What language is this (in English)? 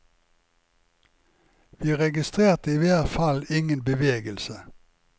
Norwegian